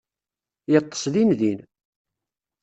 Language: Kabyle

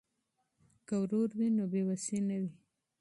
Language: Pashto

